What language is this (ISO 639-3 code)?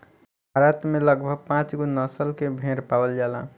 bho